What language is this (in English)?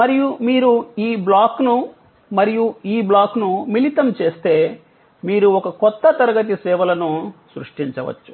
Telugu